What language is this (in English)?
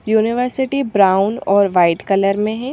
Hindi